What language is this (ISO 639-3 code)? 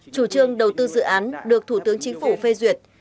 vie